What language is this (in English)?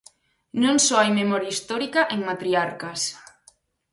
Galician